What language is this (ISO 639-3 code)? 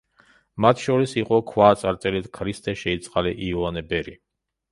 kat